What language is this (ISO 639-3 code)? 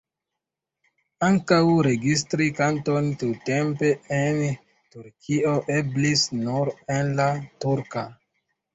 epo